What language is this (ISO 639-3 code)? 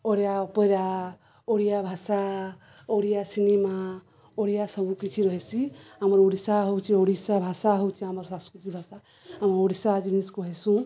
ori